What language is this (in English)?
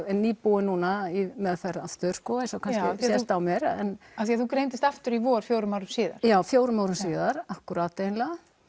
Icelandic